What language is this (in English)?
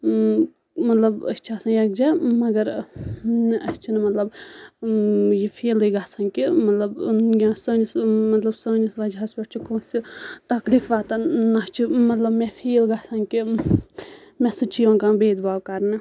Kashmiri